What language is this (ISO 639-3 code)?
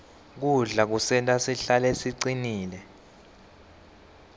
ssw